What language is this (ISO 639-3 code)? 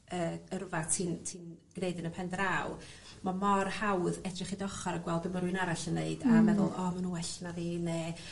cym